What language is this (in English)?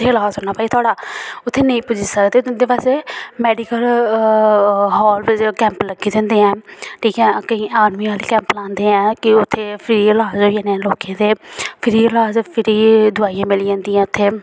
Dogri